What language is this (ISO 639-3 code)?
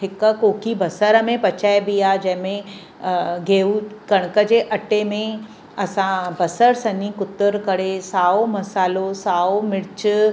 snd